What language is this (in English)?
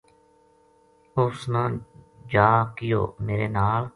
Gujari